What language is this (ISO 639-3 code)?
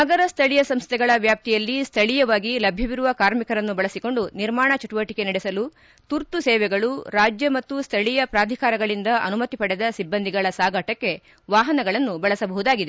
kan